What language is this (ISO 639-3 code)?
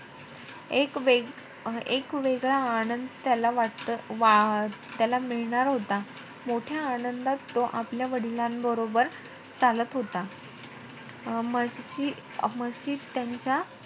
mar